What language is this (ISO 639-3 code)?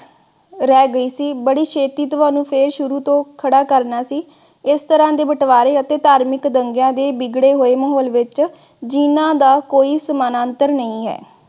pan